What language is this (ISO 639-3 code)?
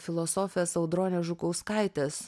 lit